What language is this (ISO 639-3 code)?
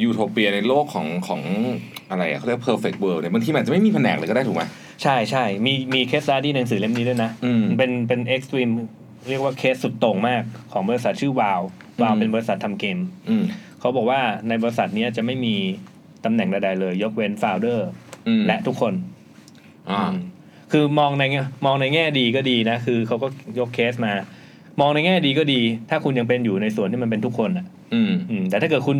tha